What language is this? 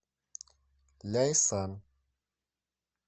Russian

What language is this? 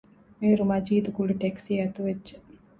Divehi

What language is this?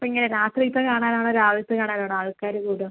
Malayalam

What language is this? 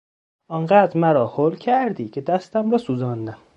Persian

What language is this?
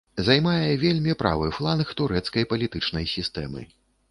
Belarusian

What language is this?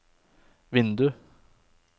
Norwegian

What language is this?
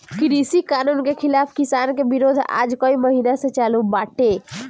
Bhojpuri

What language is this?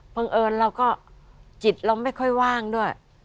Thai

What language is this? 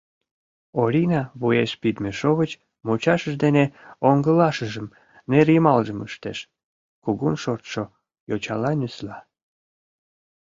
Mari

